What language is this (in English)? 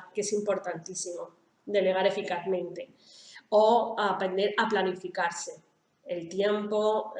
Spanish